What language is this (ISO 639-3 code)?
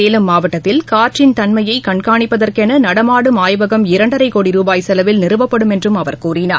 tam